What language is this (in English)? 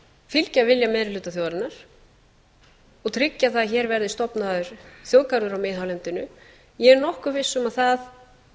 Icelandic